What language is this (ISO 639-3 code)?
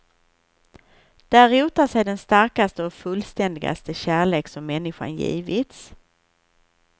swe